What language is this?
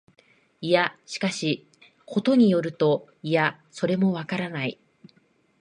Japanese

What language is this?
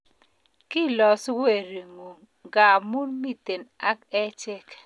Kalenjin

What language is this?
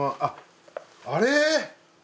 Japanese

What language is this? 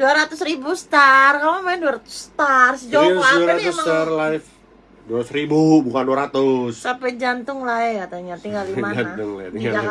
Indonesian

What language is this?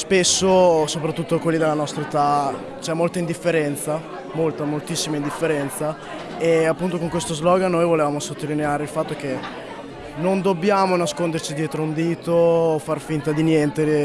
Italian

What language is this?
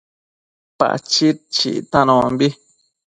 Matsés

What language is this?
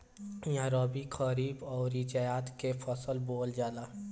Bhojpuri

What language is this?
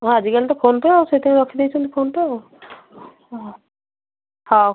Odia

